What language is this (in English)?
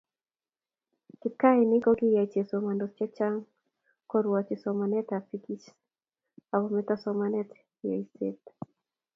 Kalenjin